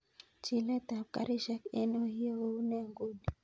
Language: Kalenjin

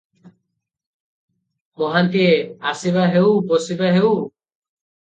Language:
Odia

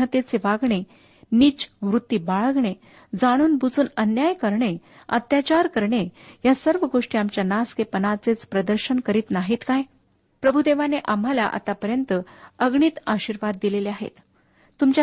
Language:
Marathi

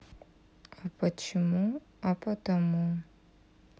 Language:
Russian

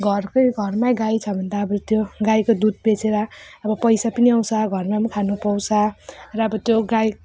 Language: Nepali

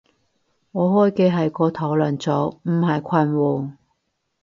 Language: Cantonese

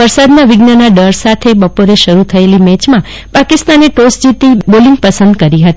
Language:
Gujarati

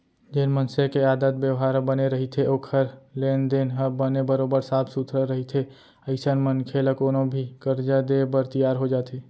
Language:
Chhattisgarhi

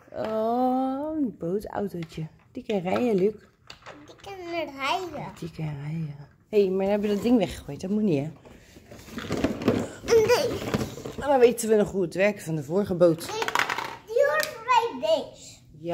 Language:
Dutch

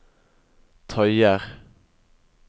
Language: Norwegian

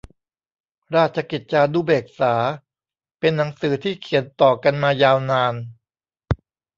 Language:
Thai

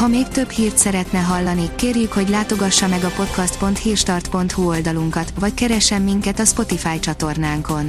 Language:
Hungarian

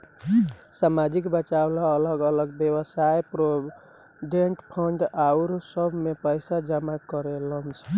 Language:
Bhojpuri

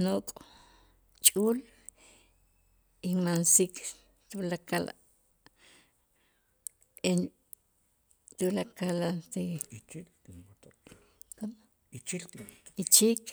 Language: Itzá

